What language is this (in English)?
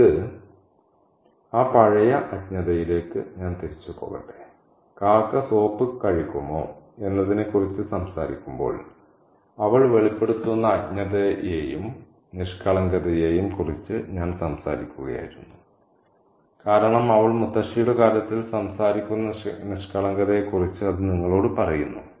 Malayalam